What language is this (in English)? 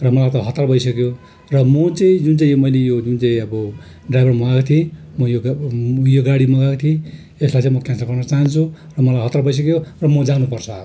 Nepali